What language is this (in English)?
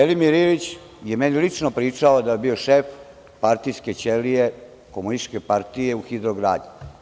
Serbian